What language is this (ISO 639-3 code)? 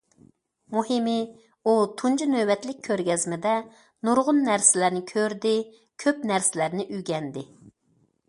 uig